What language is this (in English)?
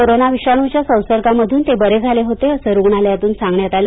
Marathi